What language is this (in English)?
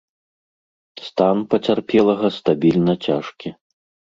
Belarusian